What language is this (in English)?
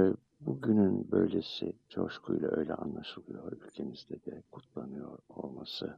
Turkish